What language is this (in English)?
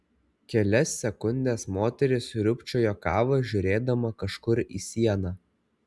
Lithuanian